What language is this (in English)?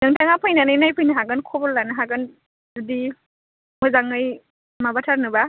Bodo